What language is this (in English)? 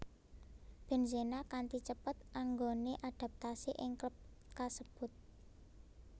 Javanese